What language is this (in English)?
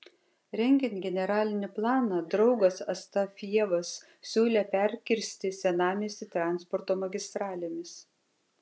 Lithuanian